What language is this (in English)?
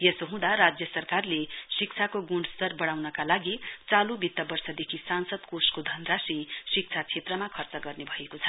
Nepali